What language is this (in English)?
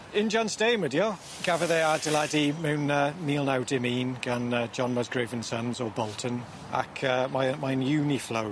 Welsh